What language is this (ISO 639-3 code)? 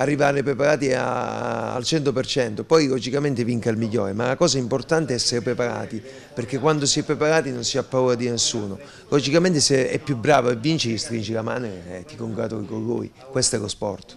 ita